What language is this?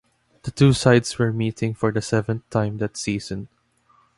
English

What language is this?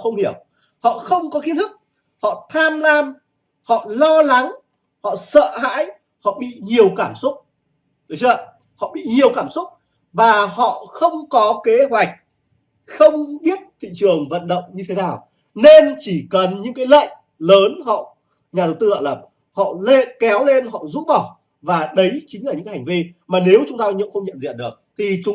Vietnamese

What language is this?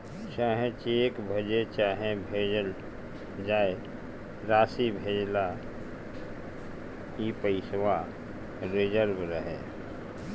Bhojpuri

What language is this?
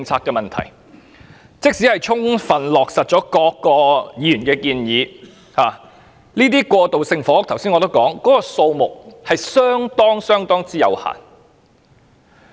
Cantonese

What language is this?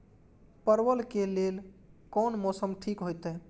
Maithili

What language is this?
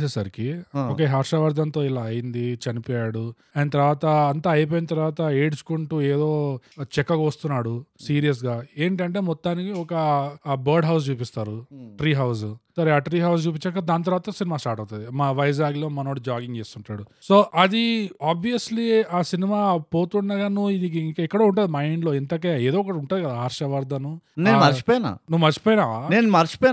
Telugu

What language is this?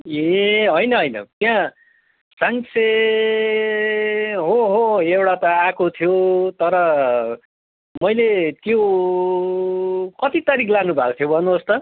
Nepali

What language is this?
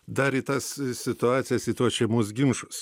Lithuanian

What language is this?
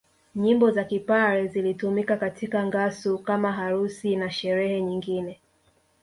Swahili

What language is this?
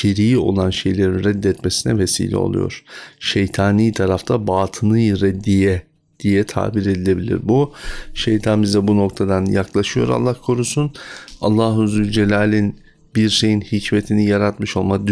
Turkish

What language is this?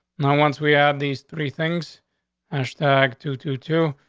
English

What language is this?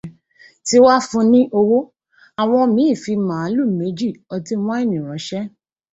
Yoruba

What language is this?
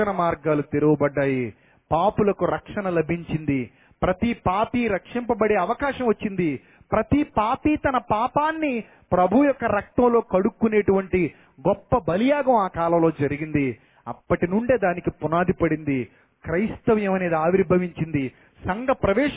Telugu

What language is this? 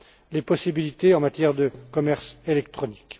French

